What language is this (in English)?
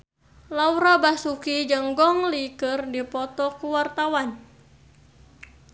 Sundanese